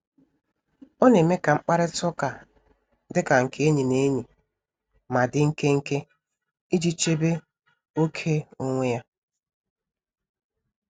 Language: Igbo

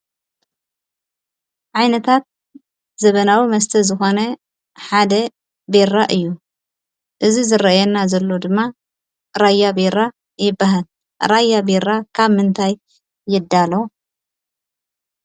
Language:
Tigrinya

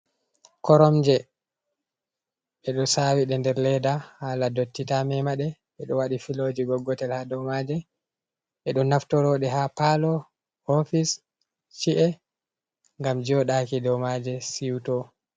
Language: Fula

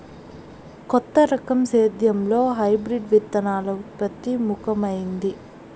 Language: Telugu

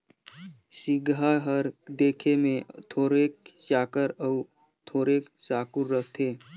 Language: Chhattisgarhi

